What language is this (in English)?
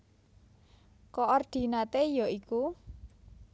Javanese